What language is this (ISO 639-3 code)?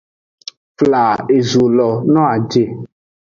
ajg